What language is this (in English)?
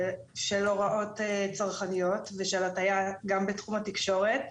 Hebrew